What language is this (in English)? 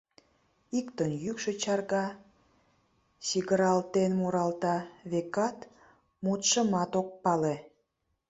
Mari